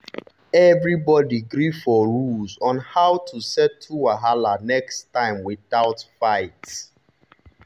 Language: Nigerian Pidgin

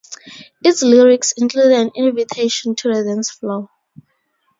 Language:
English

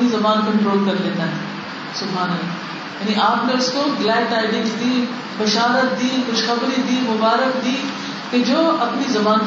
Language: Urdu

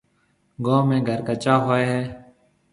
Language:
Marwari (Pakistan)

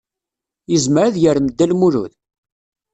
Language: Kabyle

